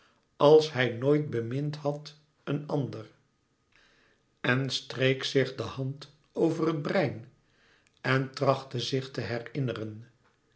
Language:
Dutch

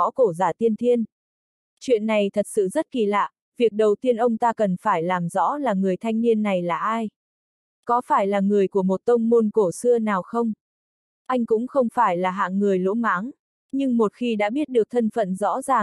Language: Vietnamese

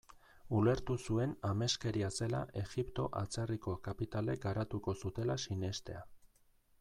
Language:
Basque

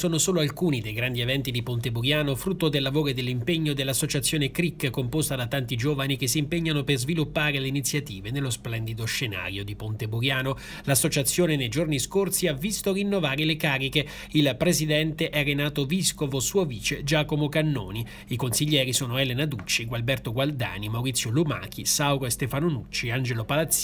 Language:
Italian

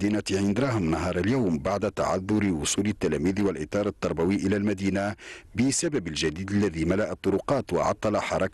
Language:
Arabic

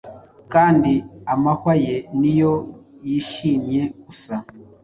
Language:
Kinyarwanda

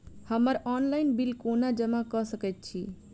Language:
Maithili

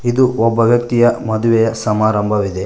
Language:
Kannada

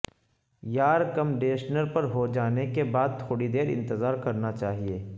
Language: Urdu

